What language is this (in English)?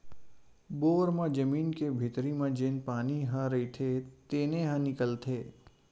Chhattisgarhi